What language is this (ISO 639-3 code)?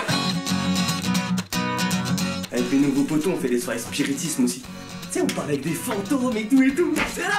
fra